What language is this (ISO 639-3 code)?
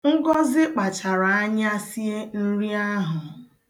ibo